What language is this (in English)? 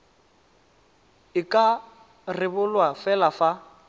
Tswana